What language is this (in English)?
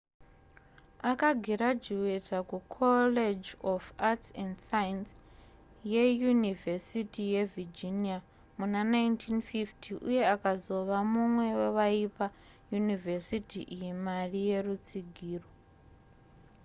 Shona